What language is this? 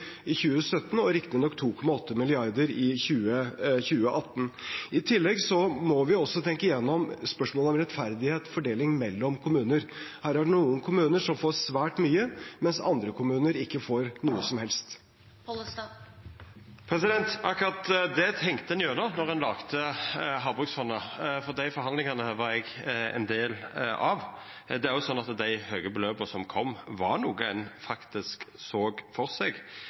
Norwegian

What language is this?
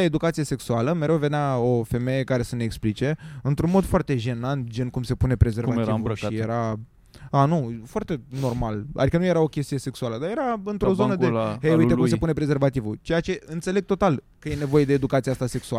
Romanian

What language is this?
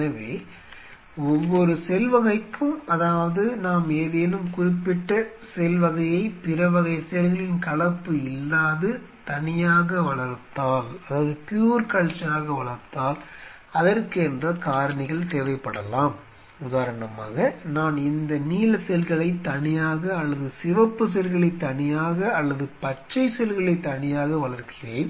Tamil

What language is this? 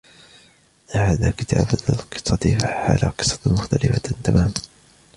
Arabic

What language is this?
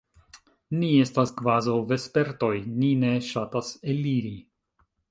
Esperanto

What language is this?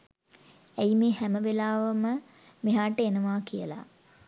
Sinhala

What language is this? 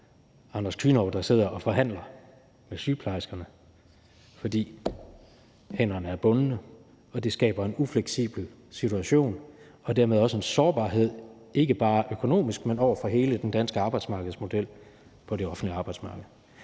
Danish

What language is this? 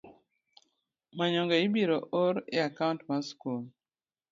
Luo (Kenya and Tanzania)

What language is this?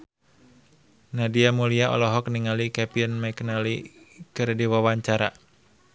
Sundanese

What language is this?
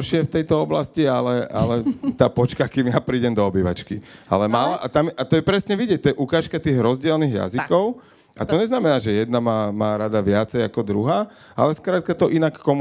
Slovak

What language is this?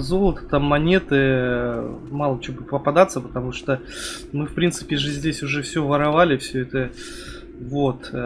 Russian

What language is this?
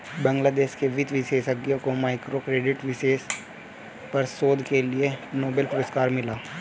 Hindi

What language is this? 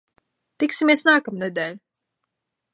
Latvian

